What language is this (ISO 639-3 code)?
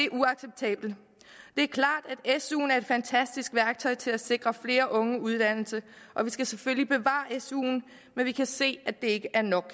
dan